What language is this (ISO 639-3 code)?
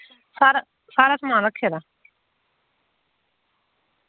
doi